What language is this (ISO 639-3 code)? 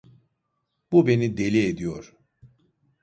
tur